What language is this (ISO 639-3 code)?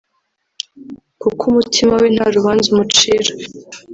kin